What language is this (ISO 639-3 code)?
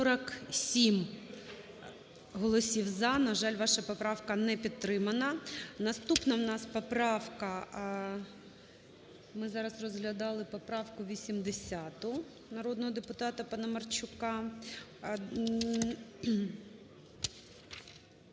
ukr